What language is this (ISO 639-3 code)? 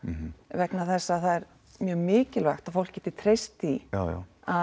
isl